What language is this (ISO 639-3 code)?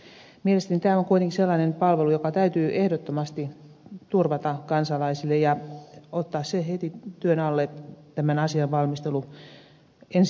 fin